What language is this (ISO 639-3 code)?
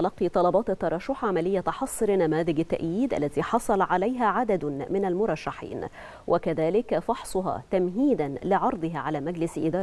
ara